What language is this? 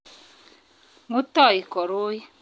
Kalenjin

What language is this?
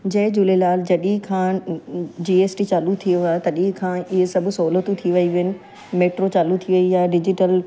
Sindhi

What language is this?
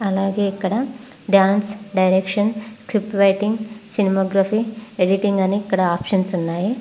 Telugu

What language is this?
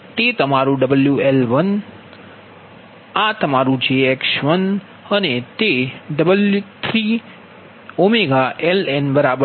Gujarati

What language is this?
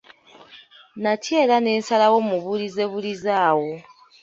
Ganda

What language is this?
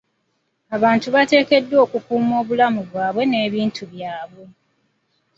Ganda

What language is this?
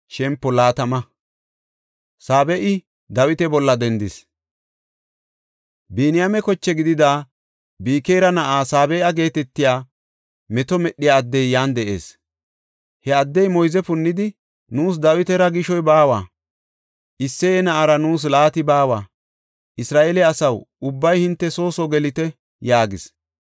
Gofa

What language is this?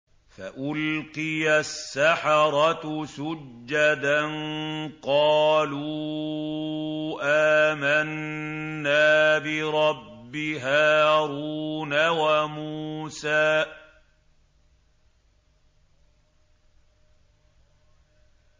Arabic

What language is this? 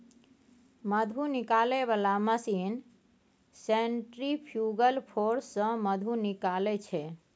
Maithili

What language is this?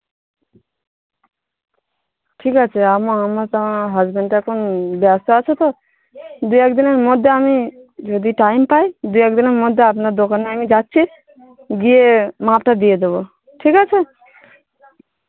Bangla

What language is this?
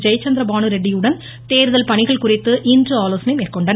Tamil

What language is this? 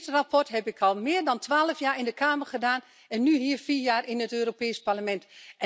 Dutch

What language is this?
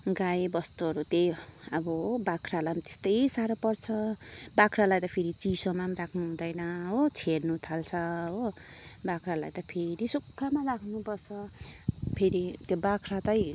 Nepali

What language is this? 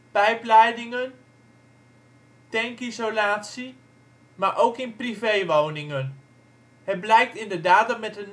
Dutch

